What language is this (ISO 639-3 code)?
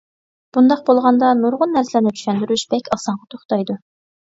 uig